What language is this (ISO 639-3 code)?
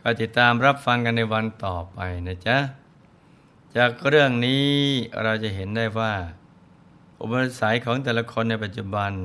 tha